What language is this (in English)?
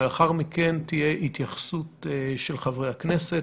Hebrew